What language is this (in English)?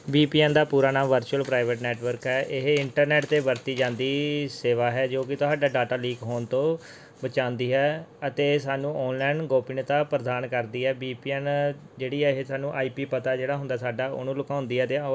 Punjabi